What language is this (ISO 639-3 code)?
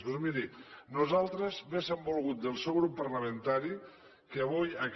cat